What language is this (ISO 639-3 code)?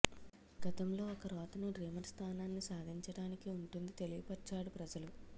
tel